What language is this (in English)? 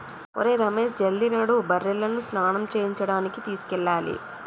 Telugu